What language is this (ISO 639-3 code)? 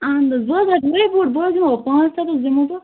kas